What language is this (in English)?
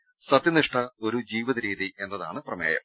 Malayalam